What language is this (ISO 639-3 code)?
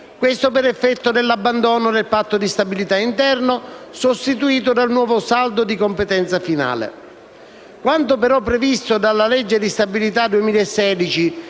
ita